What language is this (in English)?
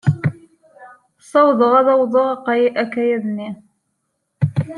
Kabyle